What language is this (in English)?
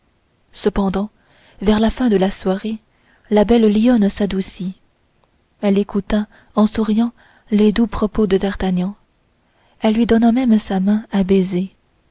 French